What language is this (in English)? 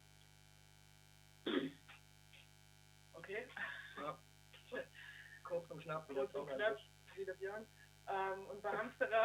German